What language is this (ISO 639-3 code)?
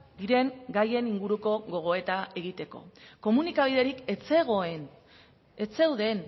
eus